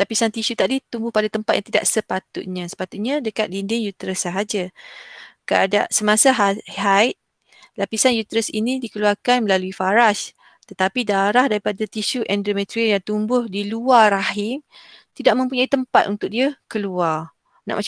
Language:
Malay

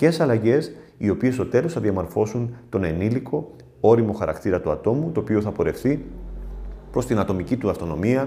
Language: Greek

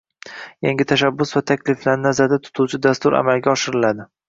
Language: Uzbek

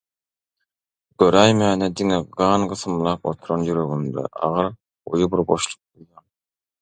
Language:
Turkmen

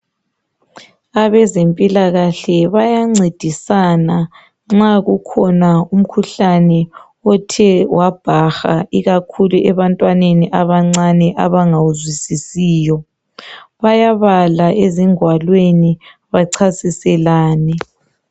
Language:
North Ndebele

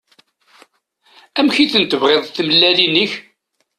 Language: Kabyle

